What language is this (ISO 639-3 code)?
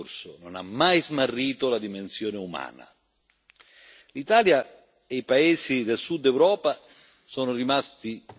ita